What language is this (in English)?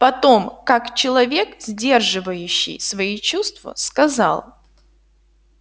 Russian